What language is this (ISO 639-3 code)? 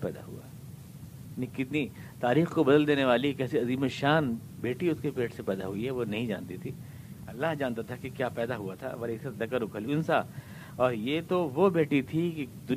urd